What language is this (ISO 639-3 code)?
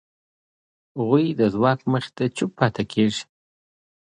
pus